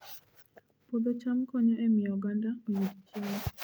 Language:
Luo (Kenya and Tanzania)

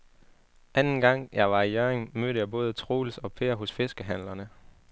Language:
Danish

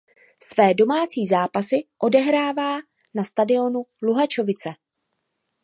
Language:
Czech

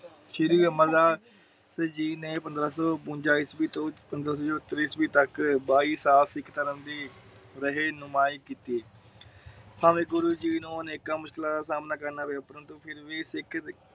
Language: Punjabi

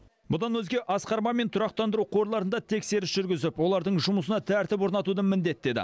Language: Kazakh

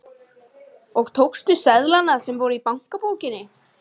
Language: Icelandic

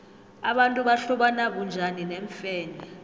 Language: South Ndebele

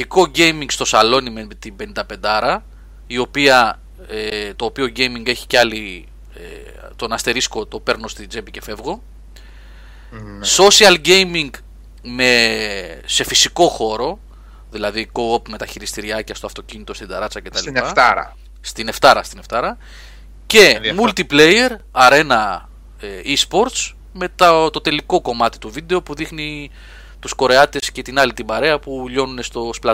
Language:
Greek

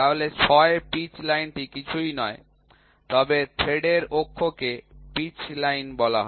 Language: Bangla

